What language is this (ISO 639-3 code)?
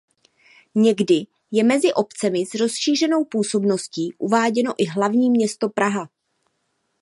ces